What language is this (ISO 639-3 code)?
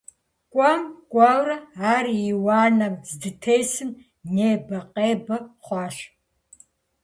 kbd